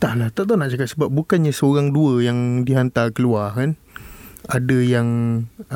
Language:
Malay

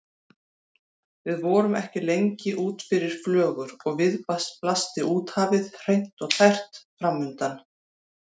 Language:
Icelandic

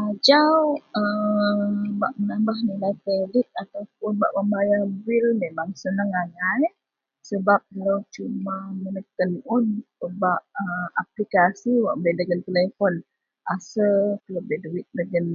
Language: Central Melanau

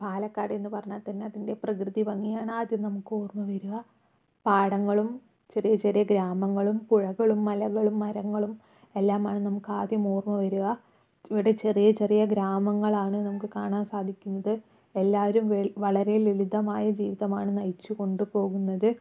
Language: Malayalam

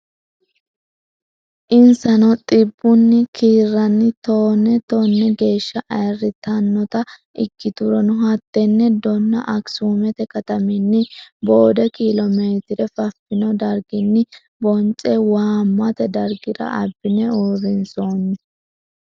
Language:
Sidamo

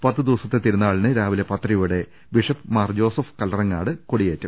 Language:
Malayalam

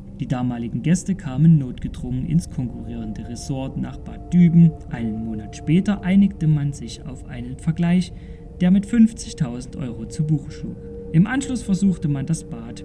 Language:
German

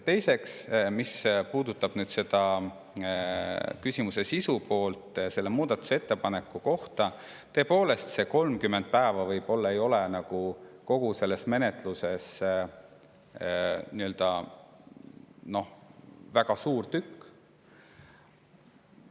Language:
Estonian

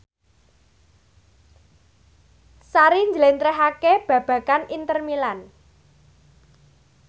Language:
Javanese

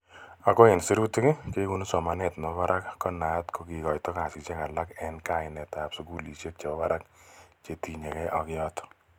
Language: Kalenjin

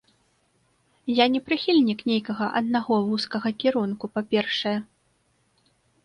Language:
Belarusian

